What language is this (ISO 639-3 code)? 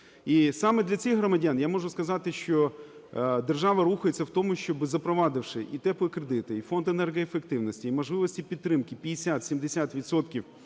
ukr